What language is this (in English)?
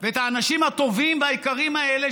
Hebrew